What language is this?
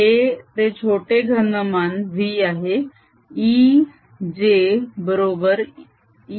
Marathi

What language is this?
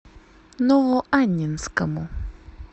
Russian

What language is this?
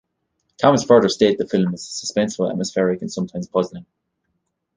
English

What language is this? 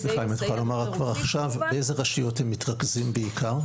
Hebrew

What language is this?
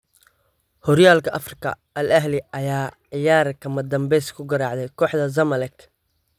Somali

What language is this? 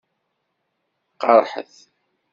Kabyle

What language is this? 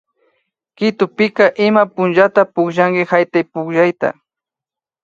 Imbabura Highland Quichua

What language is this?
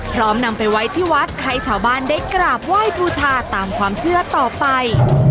Thai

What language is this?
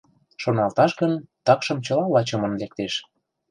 Mari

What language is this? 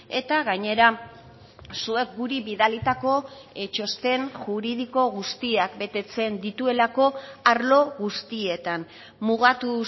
Basque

